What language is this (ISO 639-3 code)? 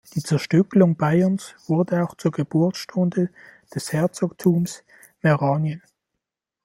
deu